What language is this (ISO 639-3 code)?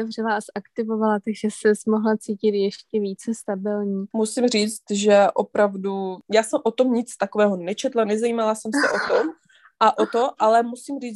ces